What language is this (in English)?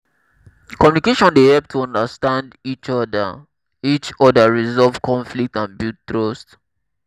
Nigerian Pidgin